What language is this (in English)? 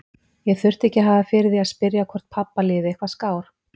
Icelandic